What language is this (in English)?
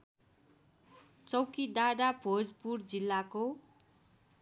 Nepali